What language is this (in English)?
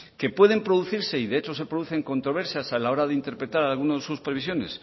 Spanish